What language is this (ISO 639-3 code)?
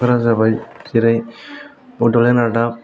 brx